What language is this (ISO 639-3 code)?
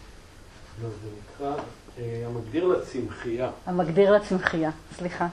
heb